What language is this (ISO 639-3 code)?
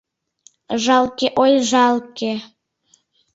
chm